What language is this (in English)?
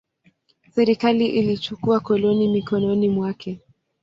Swahili